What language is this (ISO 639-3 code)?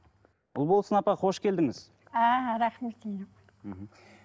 kaz